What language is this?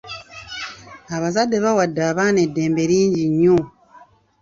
Ganda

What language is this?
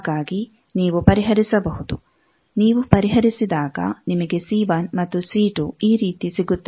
Kannada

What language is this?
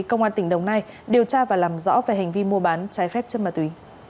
Vietnamese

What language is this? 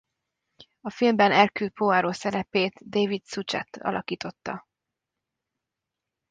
Hungarian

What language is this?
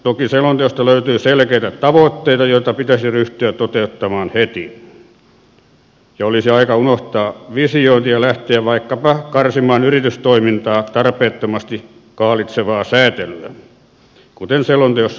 Finnish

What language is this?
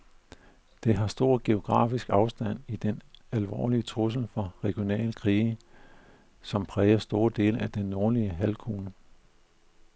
Danish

